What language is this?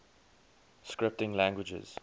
English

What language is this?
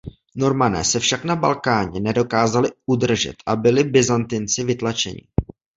Czech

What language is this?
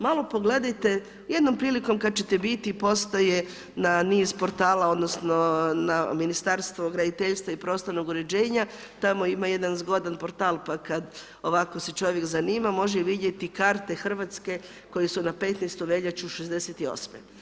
Croatian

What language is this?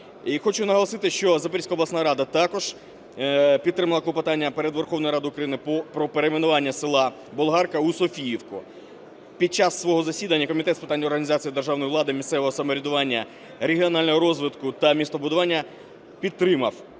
Ukrainian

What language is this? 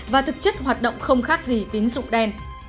Vietnamese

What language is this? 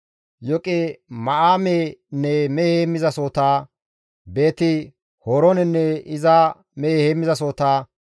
Gamo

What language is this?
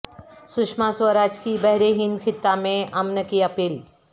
Urdu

